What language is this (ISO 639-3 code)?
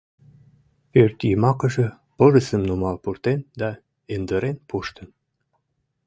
chm